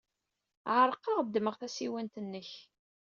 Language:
Kabyle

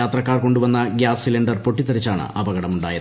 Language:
Malayalam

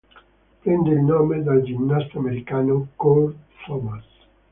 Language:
Italian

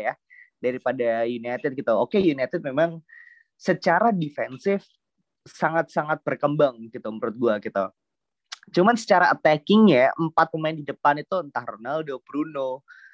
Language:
Indonesian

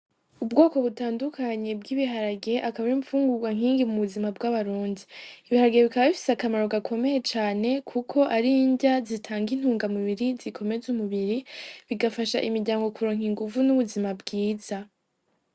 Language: Rundi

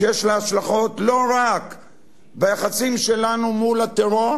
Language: Hebrew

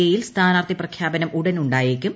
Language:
Malayalam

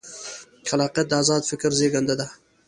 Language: Pashto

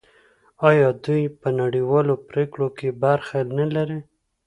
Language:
Pashto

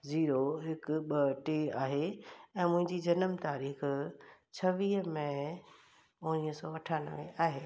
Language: Sindhi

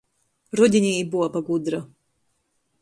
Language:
Latgalian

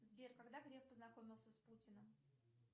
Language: Russian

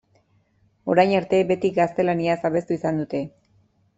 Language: Basque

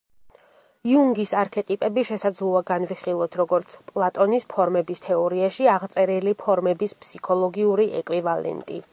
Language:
Georgian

